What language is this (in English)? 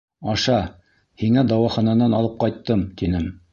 Bashkir